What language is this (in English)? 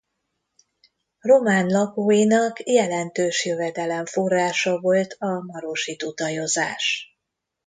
Hungarian